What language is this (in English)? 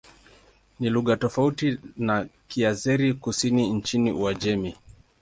Swahili